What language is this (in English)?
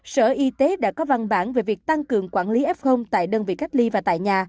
Vietnamese